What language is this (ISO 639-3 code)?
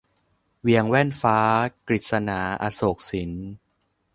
tha